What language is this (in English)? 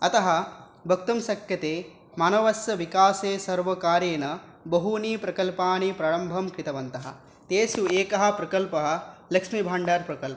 Sanskrit